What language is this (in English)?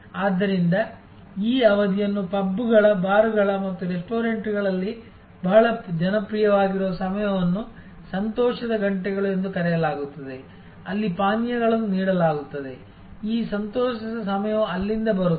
Kannada